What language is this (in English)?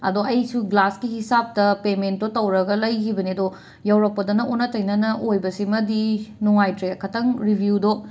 Manipuri